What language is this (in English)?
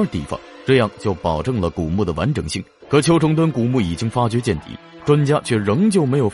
Chinese